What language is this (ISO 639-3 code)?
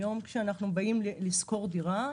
heb